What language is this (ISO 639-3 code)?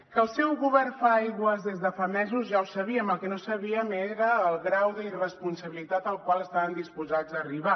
cat